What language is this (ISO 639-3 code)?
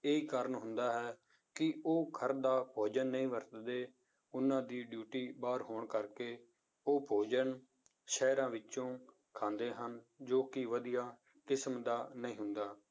pan